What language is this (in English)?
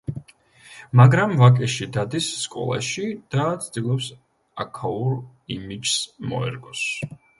Georgian